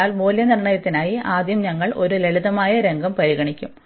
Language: Malayalam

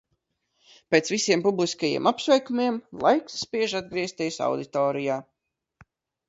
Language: Latvian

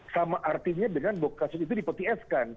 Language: Indonesian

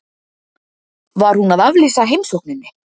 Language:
Icelandic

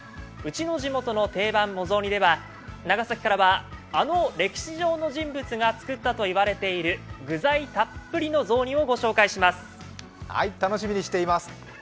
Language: Japanese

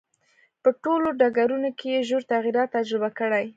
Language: Pashto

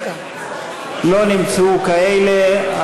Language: Hebrew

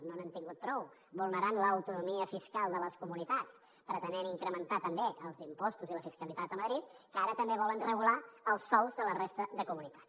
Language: Catalan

